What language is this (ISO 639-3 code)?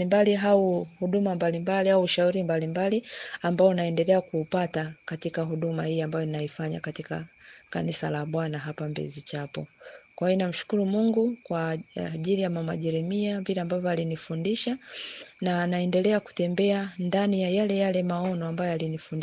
swa